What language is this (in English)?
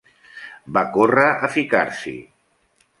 Catalan